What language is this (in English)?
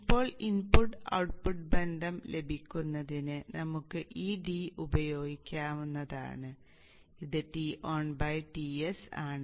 Malayalam